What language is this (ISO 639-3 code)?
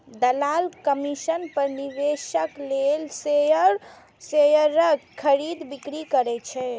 mai